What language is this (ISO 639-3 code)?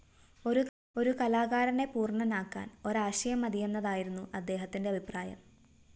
mal